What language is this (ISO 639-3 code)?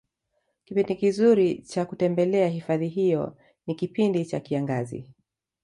swa